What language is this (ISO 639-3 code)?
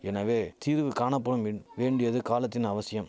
tam